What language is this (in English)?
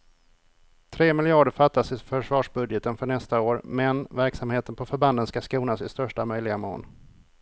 Swedish